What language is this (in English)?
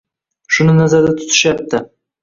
Uzbek